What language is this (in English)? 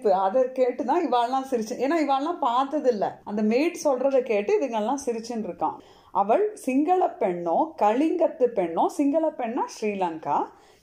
Tamil